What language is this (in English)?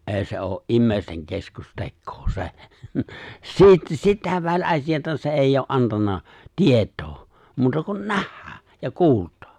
Finnish